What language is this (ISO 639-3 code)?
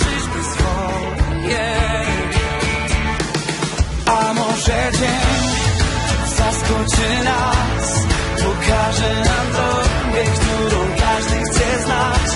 pol